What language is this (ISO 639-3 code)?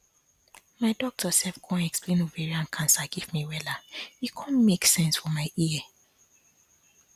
pcm